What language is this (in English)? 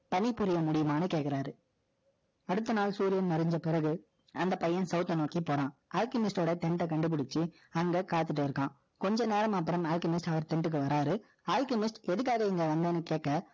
Tamil